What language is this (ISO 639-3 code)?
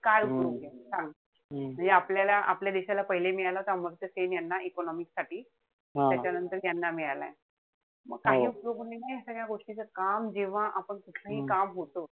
mar